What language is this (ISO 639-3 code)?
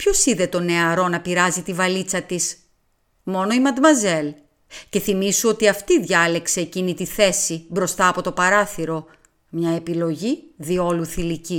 ell